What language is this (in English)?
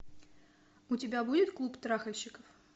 Russian